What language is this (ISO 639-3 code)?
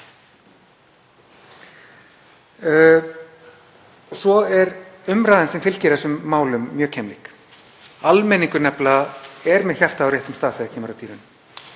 isl